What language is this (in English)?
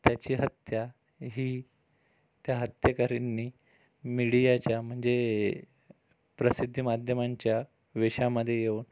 Marathi